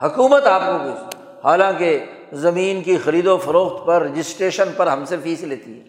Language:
Urdu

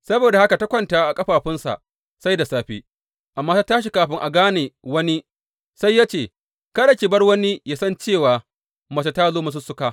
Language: Hausa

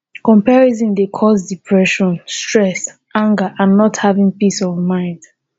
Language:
Nigerian Pidgin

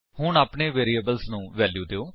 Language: Punjabi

